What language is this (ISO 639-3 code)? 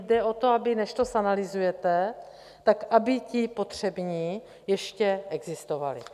ces